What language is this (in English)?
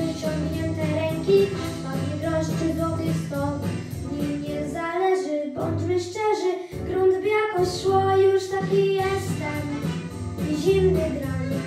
Polish